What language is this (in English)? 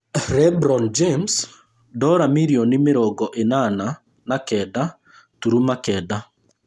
Kikuyu